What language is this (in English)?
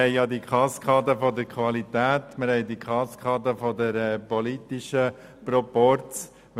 Swiss German